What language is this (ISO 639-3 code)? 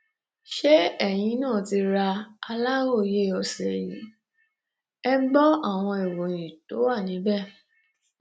yor